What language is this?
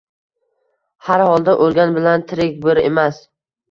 Uzbek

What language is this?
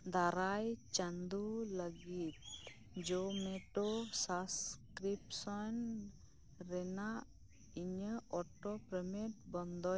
Santali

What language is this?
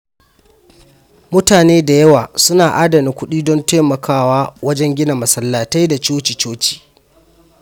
Hausa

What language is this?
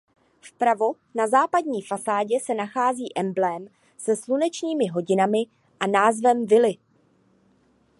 Czech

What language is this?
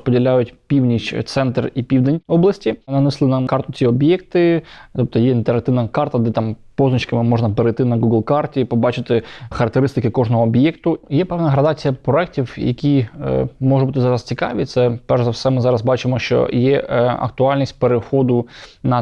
Ukrainian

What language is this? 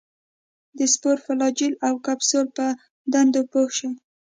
Pashto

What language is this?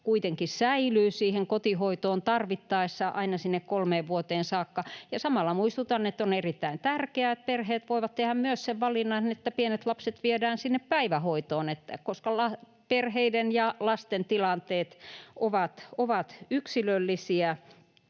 Finnish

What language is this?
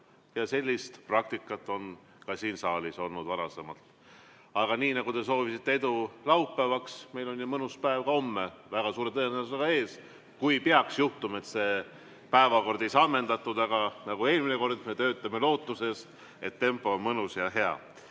Estonian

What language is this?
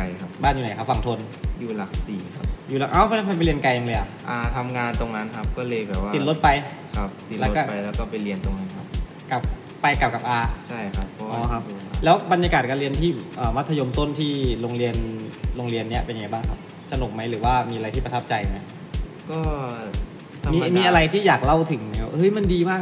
Thai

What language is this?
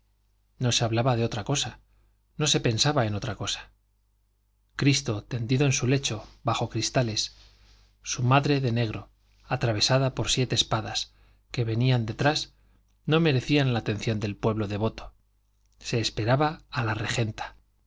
Spanish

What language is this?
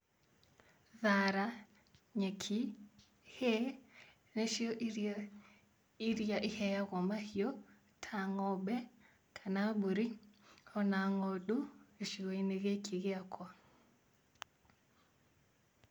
Kikuyu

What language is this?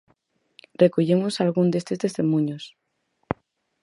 Galician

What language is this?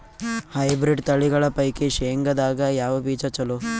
Kannada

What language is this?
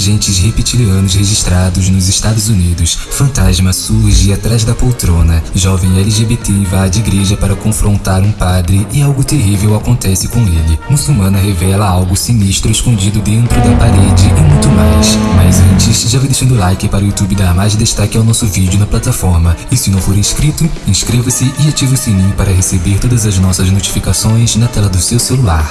Portuguese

